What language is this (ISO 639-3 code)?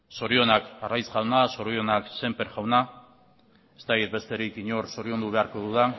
eus